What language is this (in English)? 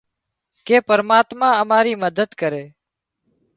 Wadiyara Koli